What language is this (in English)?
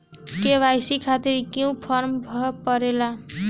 Bhojpuri